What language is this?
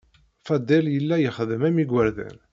Kabyle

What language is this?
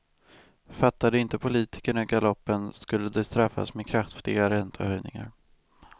Swedish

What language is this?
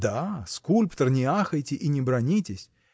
Russian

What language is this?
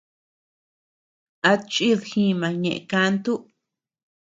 Tepeuxila Cuicatec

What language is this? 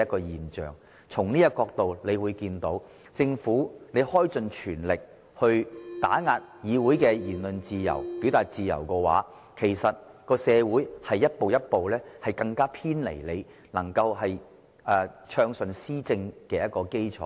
Cantonese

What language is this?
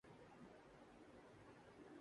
Urdu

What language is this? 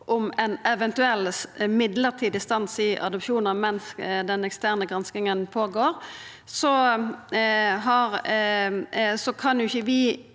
Norwegian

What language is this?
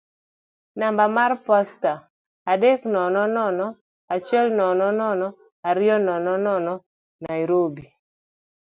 Luo (Kenya and Tanzania)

